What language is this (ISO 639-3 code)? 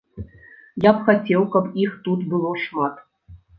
bel